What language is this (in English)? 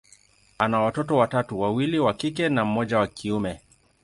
Swahili